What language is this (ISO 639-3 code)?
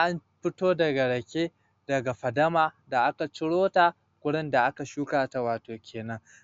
hau